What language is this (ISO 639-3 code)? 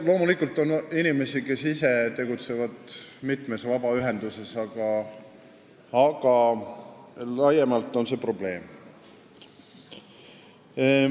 est